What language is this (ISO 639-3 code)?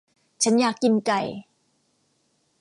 tha